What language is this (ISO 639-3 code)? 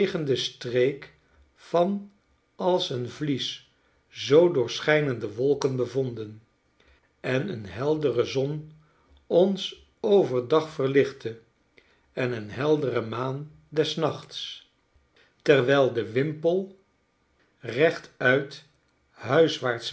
nld